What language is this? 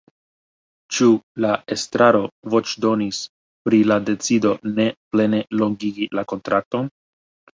Esperanto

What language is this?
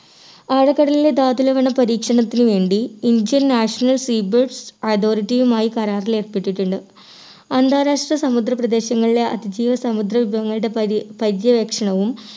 Malayalam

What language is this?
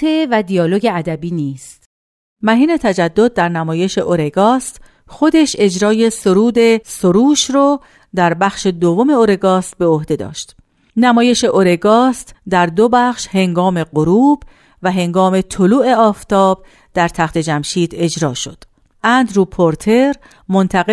Persian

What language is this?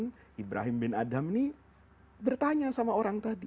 Indonesian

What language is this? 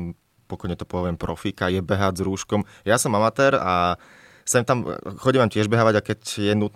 Slovak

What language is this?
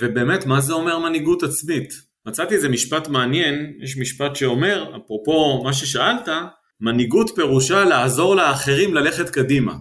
Hebrew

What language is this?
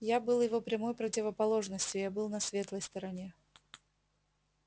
Russian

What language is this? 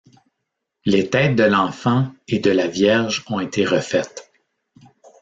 French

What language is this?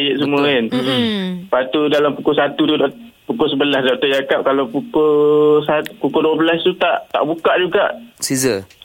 Malay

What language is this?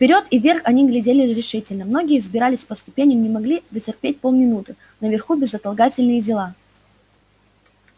Russian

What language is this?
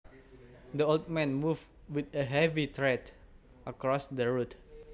Javanese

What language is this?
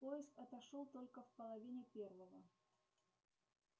Russian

